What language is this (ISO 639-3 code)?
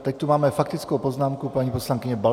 ces